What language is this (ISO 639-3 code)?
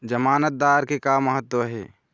hne